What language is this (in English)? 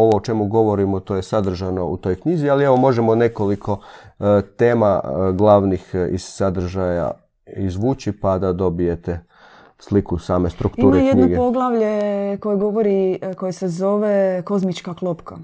Croatian